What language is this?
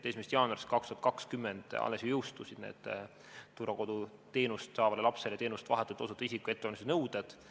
Estonian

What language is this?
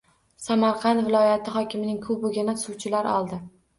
Uzbek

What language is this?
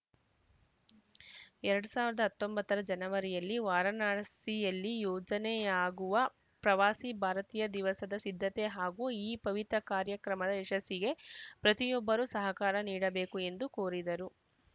Kannada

